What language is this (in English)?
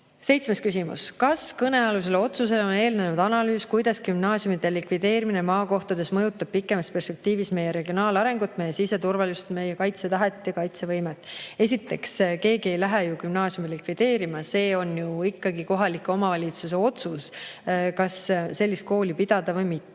Estonian